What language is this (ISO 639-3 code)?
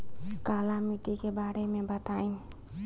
bho